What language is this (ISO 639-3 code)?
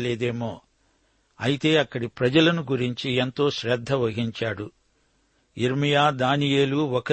tel